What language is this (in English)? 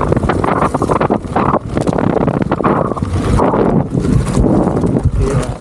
French